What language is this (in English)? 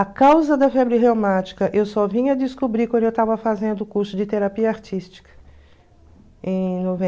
Portuguese